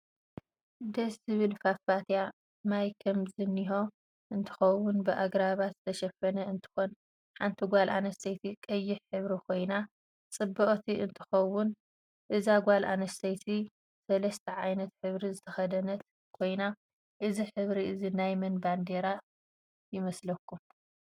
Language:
Tigrinya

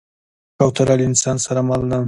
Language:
Pashto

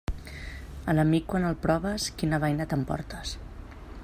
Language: Catalan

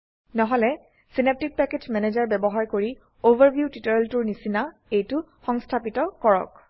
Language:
Assamese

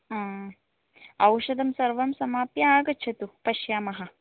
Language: Sanskrit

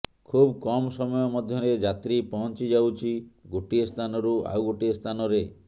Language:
Odia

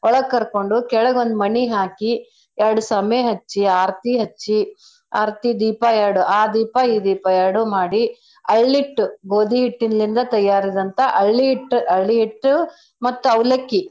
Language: Kannada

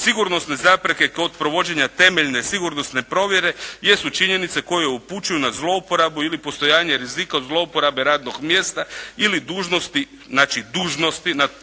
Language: Croatian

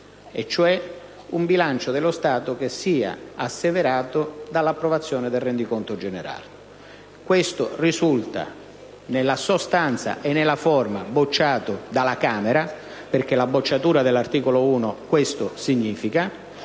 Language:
Italian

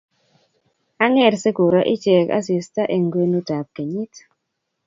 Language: Kalenjin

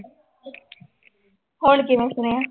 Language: Punjabi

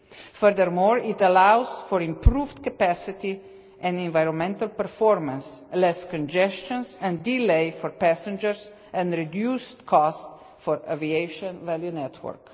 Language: English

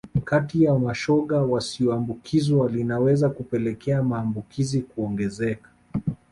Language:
Swahili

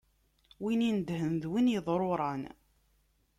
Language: Kabyle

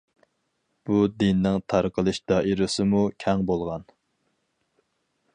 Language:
Uyghur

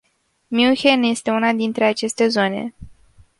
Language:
Romanian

